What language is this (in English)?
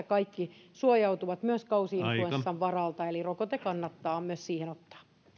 Finnish